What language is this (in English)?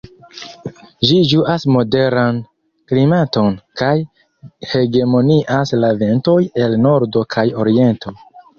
Esperanto